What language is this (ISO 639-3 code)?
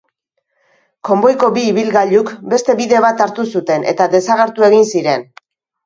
eus